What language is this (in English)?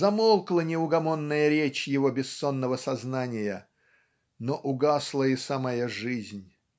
Russian